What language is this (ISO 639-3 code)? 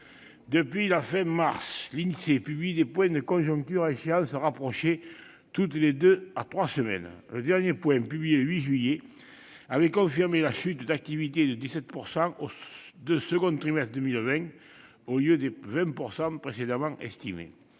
fra